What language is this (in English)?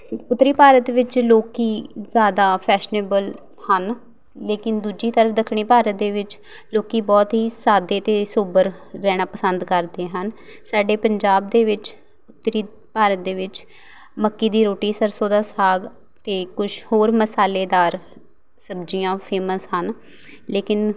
Punjabi